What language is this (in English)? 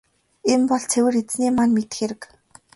Mongolian